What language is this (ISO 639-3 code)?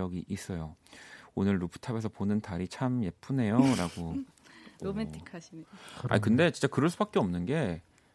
kor